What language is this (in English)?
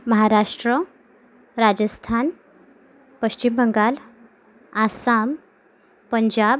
Marathi